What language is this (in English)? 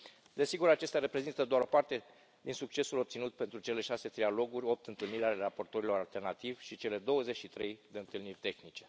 Romanian